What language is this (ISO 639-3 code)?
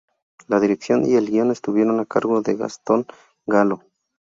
spa